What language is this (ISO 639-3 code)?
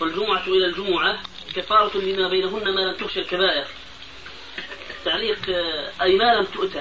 ara